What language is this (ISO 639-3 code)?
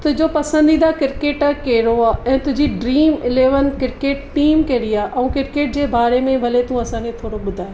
snd